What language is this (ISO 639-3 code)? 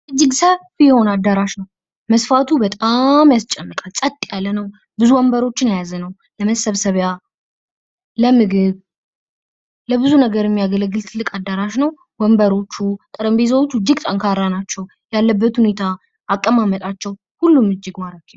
amh